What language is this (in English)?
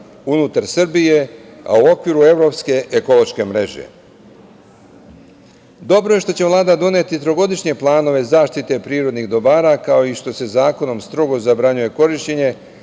Serbian